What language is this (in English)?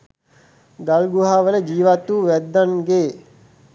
Sinhala